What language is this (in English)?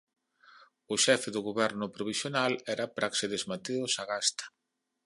Galician